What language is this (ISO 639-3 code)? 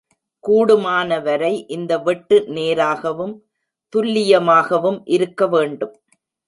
tam